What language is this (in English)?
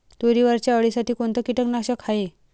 Marathi